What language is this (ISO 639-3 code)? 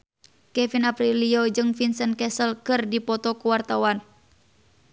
sun